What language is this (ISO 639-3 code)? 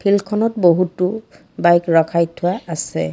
asm